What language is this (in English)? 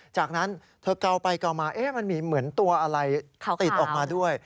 Thai